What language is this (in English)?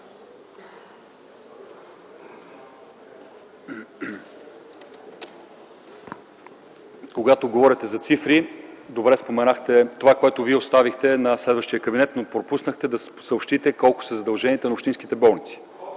Bulgarian